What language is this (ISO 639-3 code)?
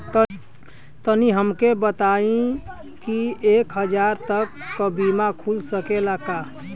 bho